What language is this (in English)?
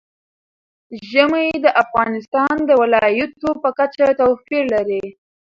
Pashto